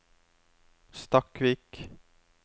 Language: Norwegian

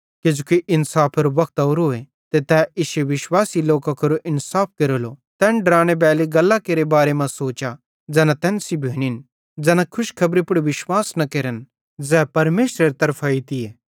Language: Bhadrawahi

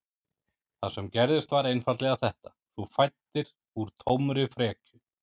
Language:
Icelandic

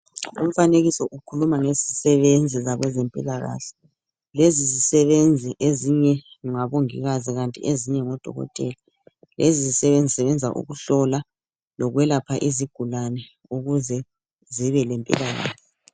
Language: North Ndebele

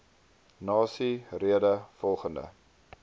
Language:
Afrikaans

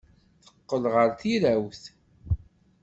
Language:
Kabyle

